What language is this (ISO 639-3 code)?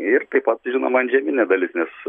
lit